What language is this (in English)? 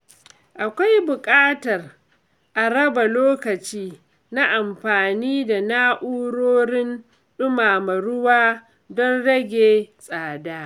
Hausa